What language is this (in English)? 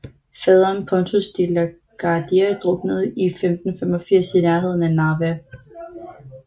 Danish